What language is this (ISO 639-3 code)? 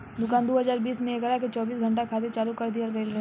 bho